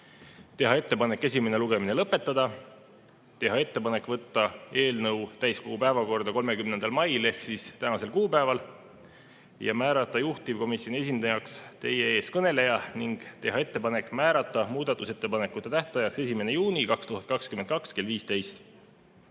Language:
Estonian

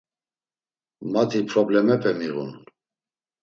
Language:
Laz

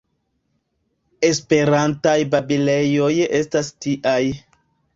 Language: Esperanto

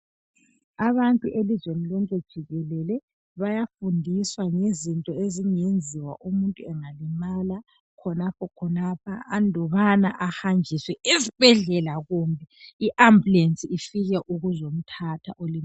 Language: North Ndebele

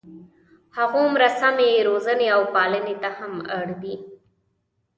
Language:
Pashto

